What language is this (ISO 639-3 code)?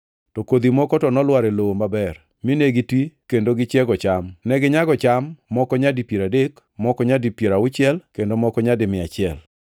luo